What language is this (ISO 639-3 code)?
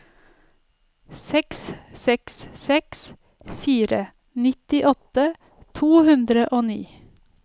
nor